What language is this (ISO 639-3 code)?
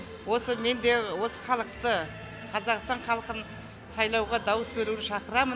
kaz